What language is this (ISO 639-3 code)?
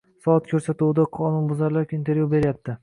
uzb